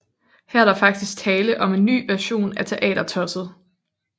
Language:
Danish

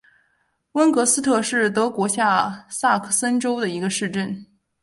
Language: Chinese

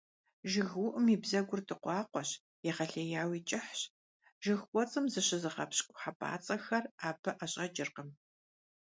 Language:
Kabardian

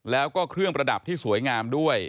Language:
Thai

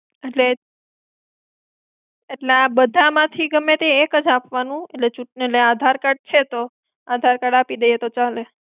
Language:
Gujarati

